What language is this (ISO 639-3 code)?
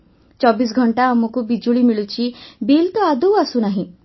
ori